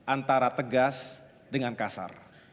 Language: Indonesian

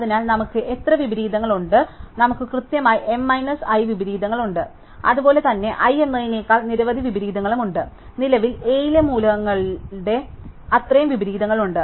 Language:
Malayalam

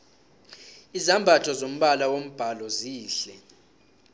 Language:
South Ndebele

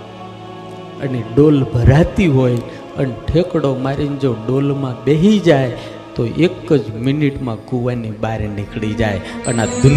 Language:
Gujarati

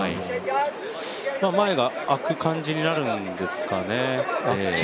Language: Japanese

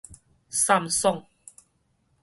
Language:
Min Nan Chinese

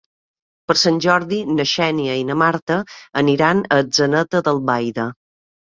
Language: Catalan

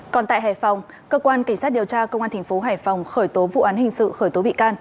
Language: Vietnamese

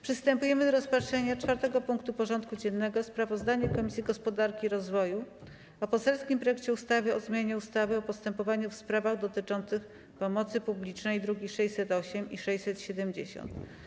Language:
Polish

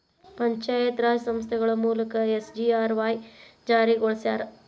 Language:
Kannada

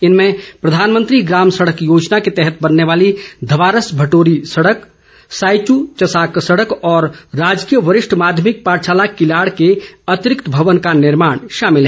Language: Hindi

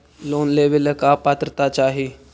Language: Magahi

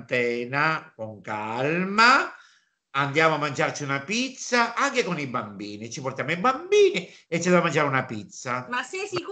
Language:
Italian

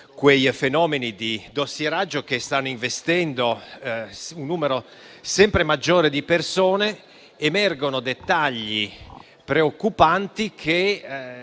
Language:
Italian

